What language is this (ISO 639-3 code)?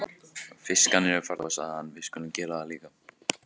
isl